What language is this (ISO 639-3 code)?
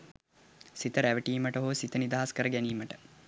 sin